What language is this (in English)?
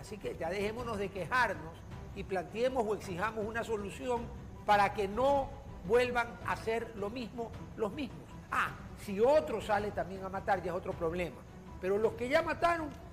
Spanish